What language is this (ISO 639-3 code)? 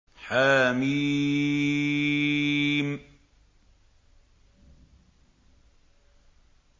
ara